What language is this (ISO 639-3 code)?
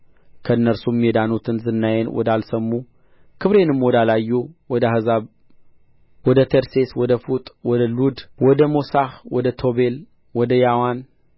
amh